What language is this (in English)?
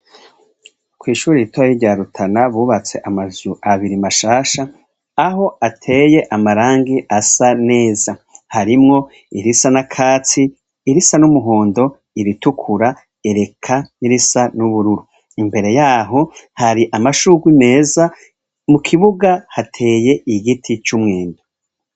Rundi